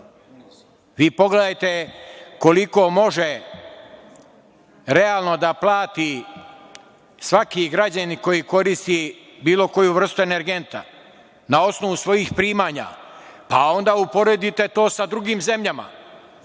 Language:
Serbian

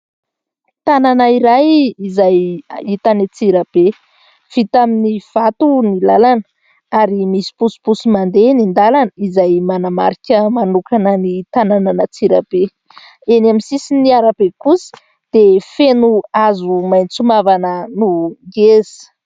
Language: Malagasy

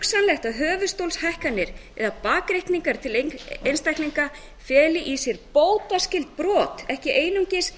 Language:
Icelandic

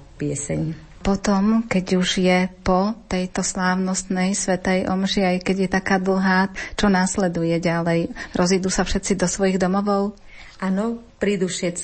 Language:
Slovak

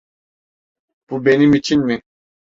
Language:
Turkish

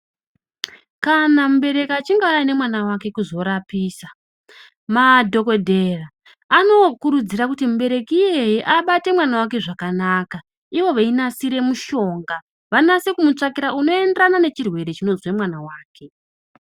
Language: Ndau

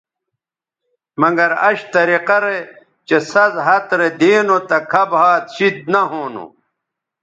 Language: Bateri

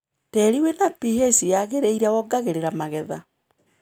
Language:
Kikuyu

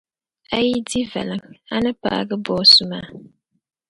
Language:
Dagbani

